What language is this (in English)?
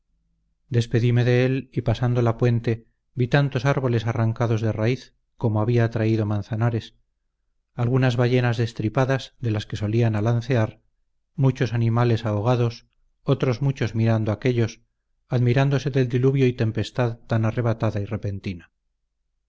Spanish